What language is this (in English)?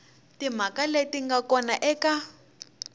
Tsonga